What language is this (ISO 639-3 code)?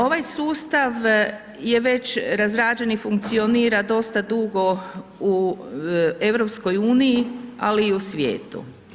hrv